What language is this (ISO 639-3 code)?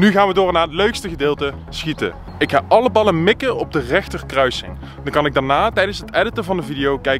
nld